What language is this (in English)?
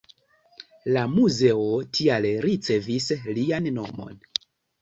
Esperanto